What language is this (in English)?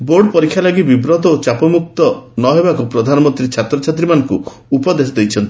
Odia